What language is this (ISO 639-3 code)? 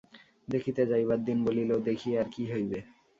ben